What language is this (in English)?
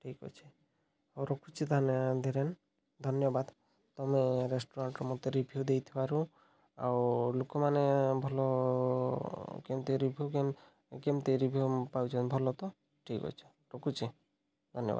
Odia